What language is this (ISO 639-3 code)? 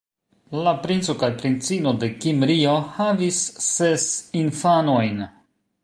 epo